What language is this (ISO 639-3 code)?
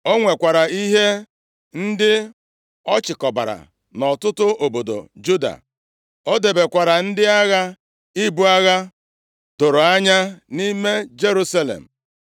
ibo